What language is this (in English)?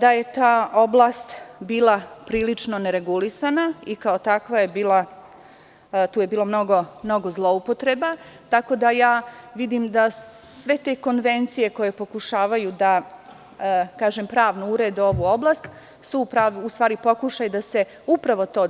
Serbian